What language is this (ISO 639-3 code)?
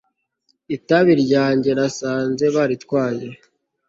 kin